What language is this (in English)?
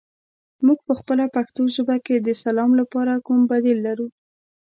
Pashto